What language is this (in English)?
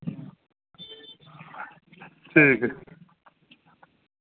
Dogri